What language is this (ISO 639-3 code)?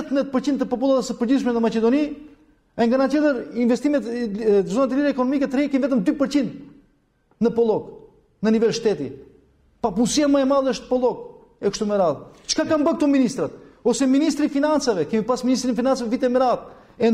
ron